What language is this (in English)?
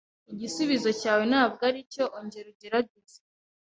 Kinyarwanda